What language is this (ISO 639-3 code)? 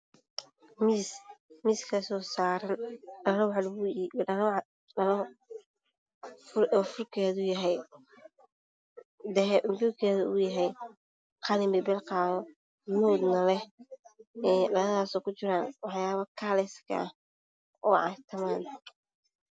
som